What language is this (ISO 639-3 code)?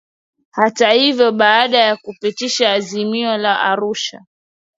swa